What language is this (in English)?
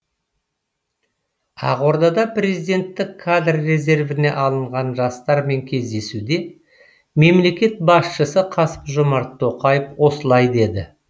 Kazakh